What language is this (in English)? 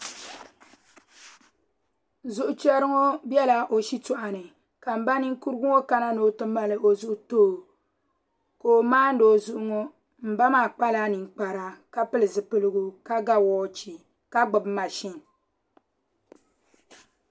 Dagbani